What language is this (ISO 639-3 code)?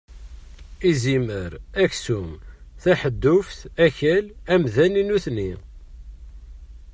kab